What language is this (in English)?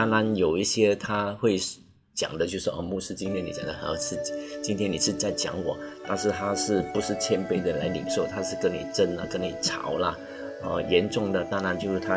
Chinese